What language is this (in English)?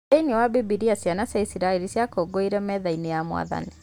Kikuyu